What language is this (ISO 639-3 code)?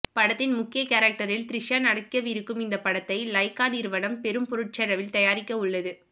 tam